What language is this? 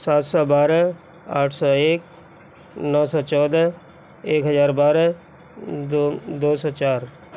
Urdu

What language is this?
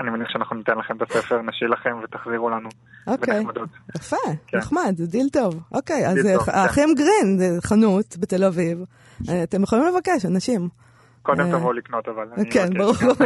Hebrew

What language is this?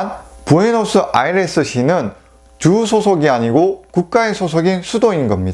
Korean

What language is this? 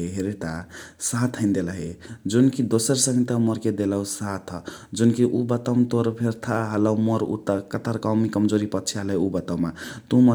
Chitwania Tharu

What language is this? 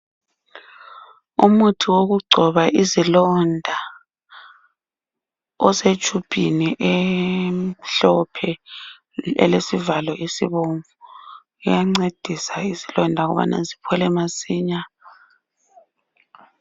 North Ndebele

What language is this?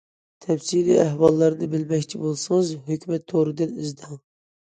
Uyghur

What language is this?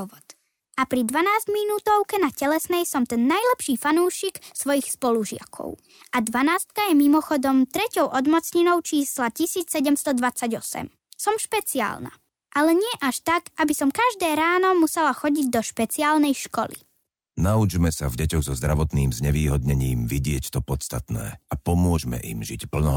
Slovak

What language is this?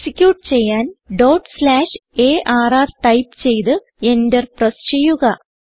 Malayalam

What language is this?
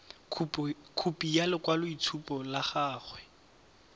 Tswana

